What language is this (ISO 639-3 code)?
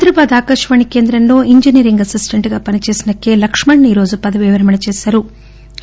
tel